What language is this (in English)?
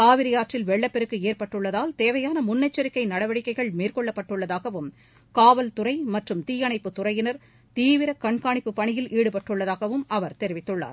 Tamil